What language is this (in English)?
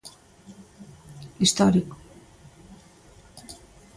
Galician